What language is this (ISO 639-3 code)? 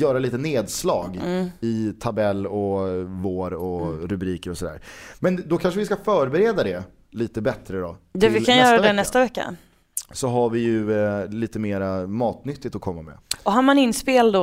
swe